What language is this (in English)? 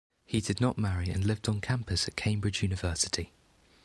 English